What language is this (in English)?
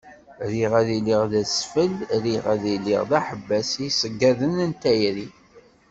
Kabyle